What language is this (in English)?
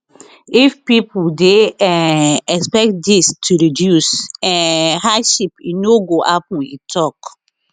Nigerian Pidgin